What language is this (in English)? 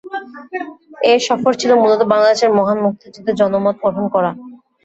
Bangla